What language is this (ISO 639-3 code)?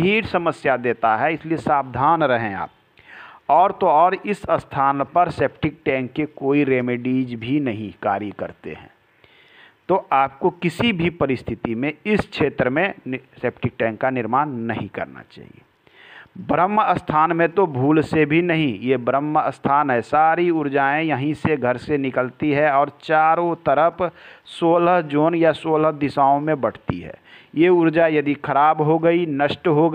hin